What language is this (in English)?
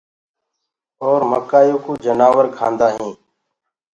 Gurgula